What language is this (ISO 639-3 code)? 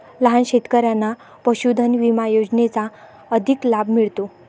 mar